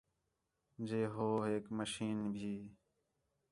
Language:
Khetrani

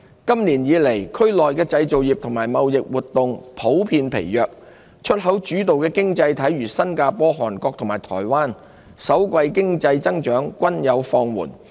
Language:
Cantonese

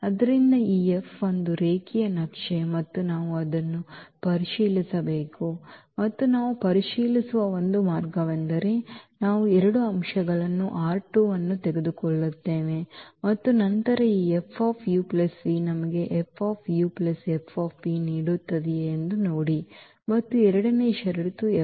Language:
Kannada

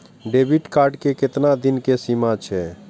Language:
Maithili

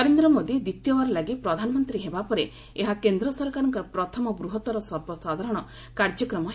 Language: Odia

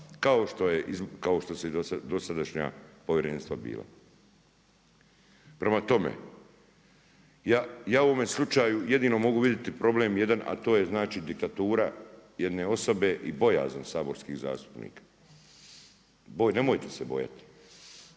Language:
Croatian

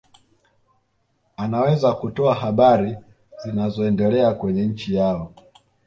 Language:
Swahili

